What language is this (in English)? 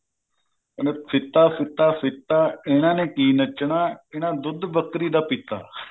Punjabi